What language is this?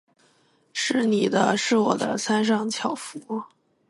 Chinese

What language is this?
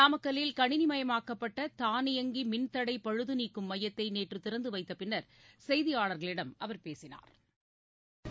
Tamil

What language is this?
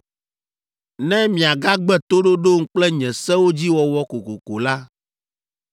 Ewe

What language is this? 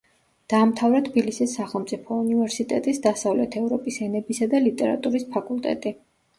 Georgian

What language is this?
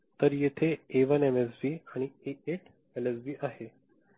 Marathi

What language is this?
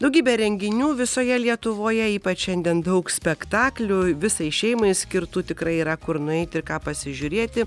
Lithuanian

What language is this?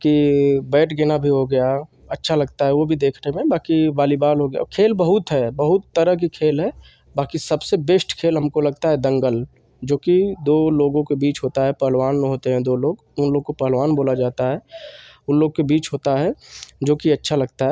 Hindi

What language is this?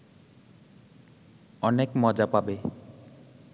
Bangla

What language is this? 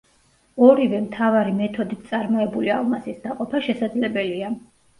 Georgian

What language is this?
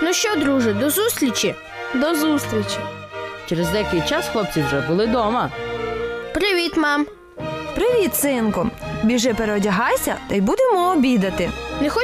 Ukrainian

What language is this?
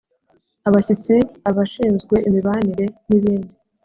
Kinyarwanda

